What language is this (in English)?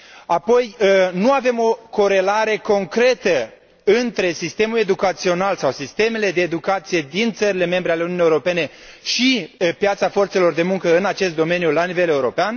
Romanian